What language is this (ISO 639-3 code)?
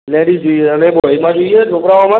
guj